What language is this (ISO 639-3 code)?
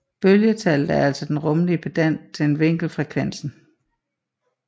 dan